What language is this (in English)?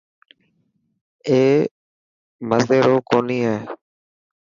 Dhatki